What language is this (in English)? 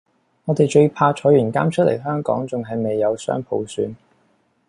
Cantonese